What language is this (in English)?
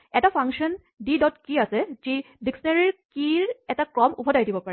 Assamese